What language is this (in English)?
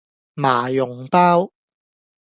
Cantonese